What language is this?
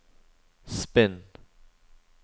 Norwegian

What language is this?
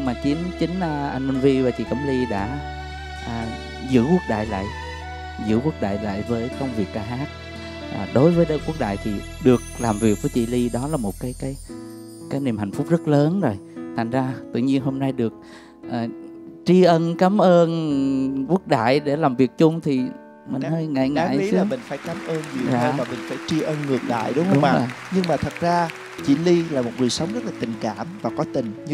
Vietnamese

